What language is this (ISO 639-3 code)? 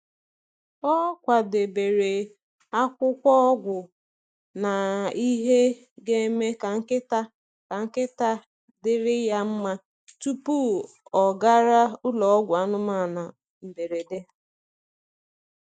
ibo